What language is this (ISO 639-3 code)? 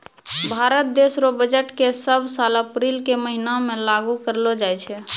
mai